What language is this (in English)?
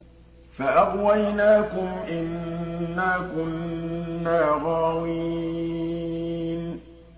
Arabic